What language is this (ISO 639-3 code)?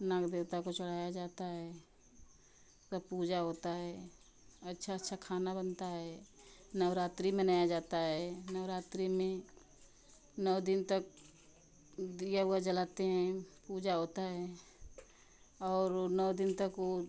hin